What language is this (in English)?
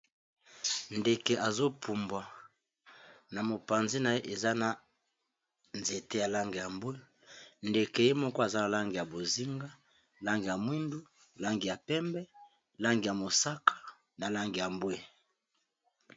Lingala